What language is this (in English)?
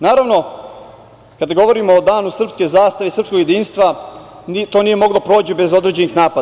Serbian